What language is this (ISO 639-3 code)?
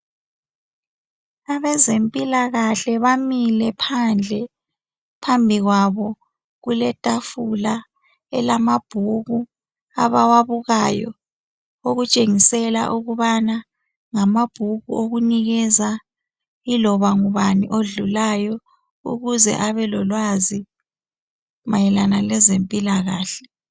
nde